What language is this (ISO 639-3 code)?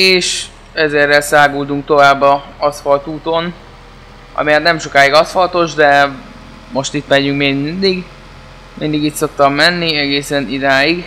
hun